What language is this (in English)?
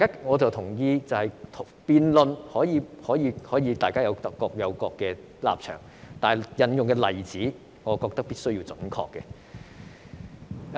Cantonese